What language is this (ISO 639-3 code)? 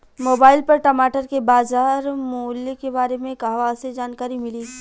bho